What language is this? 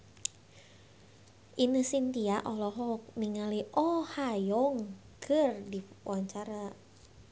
Sundanese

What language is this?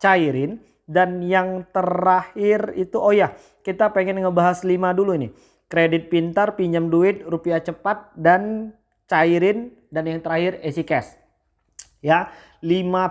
Indonesian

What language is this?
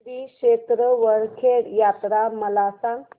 Marathi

